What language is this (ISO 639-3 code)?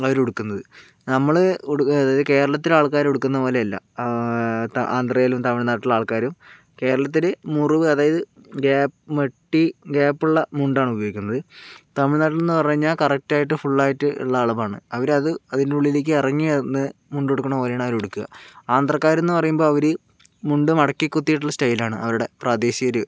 mal